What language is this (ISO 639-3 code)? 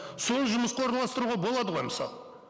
kaz